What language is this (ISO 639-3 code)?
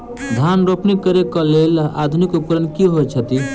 mai